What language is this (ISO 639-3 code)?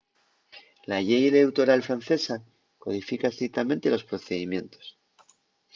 ast